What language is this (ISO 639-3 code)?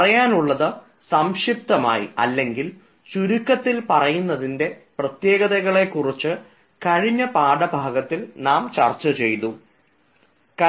mal